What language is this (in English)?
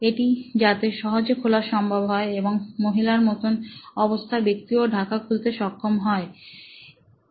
Bangla